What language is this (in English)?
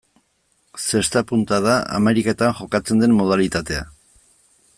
Basque